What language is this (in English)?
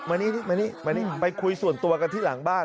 Thai